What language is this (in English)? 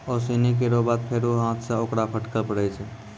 Maithili